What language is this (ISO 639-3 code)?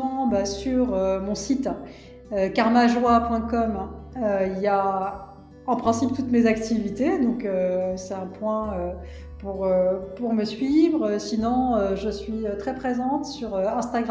fra